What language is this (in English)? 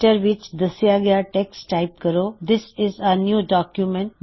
Punjabi